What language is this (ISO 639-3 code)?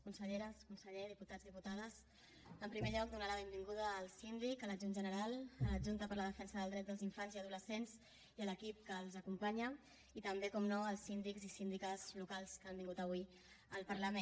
cat